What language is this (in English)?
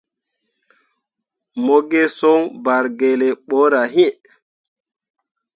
Mundang